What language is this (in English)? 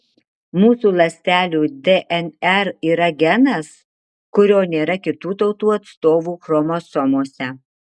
Lithuanian